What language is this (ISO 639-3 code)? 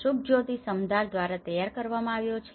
guj